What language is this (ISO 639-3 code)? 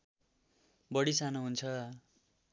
nep